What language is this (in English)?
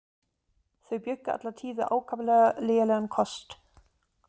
Icelandic